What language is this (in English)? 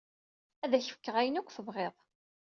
Kabyle